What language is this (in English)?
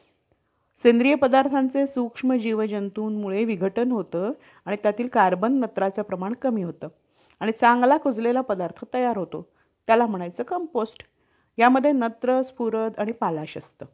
Marathi